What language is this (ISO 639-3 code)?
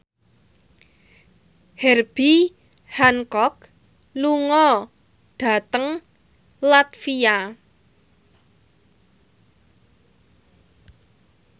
jav